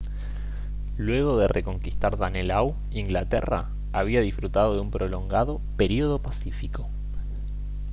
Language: Spanish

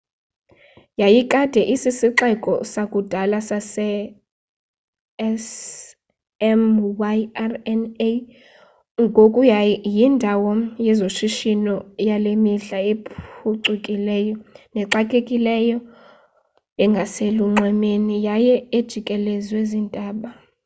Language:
Xhosa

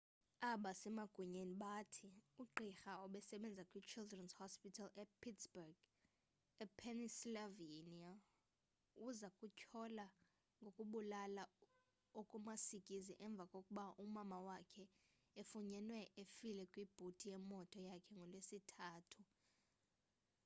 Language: Xhosa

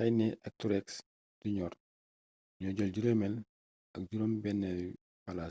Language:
Wolof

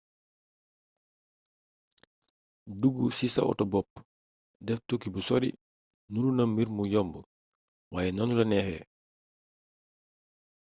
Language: Wolof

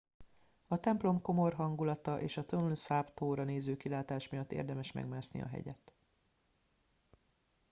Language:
Hungarian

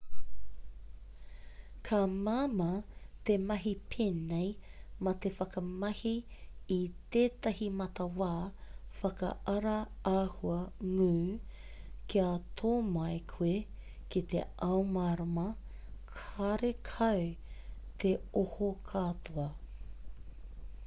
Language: Māori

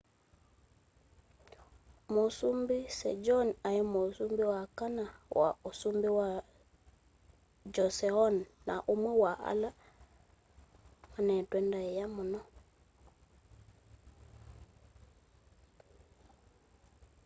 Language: Kamba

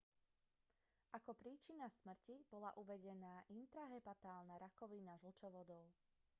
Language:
Slovak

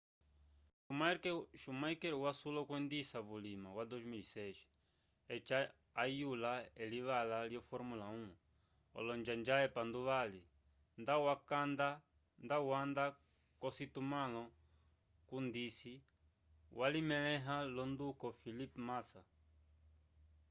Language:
Umbundu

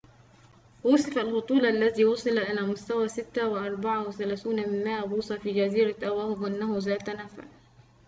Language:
Arabic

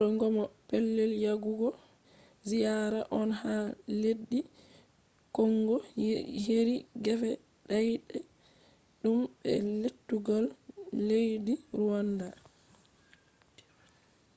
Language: Fula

